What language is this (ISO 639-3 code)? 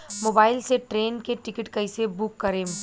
bho